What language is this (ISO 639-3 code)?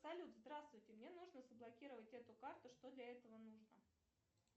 rus